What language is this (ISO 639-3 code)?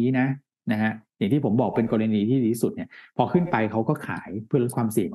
tha